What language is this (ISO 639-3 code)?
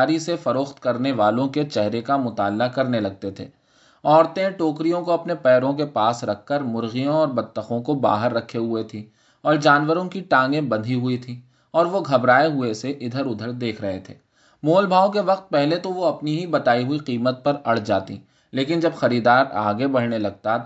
urd